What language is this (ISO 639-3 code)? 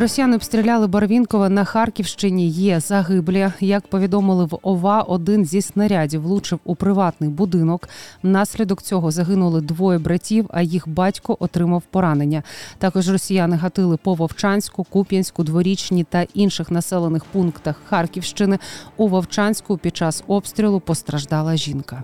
ukr